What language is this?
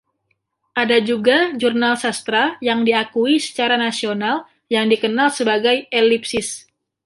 Indonesian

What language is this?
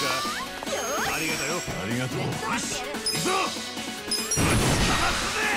Japanese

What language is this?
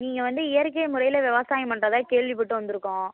Tamil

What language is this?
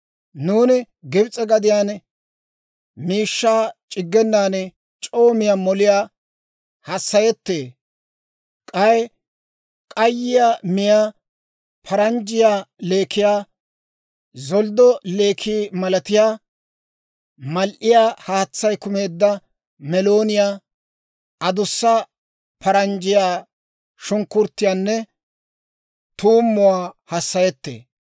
Dawro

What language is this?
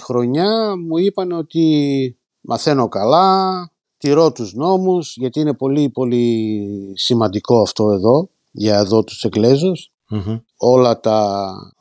Greek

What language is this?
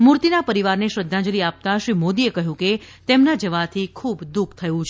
Gujarati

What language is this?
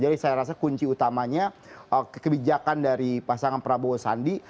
Indonesian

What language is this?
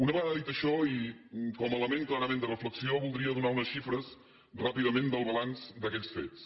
Catalan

